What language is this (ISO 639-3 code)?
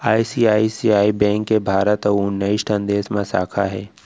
hne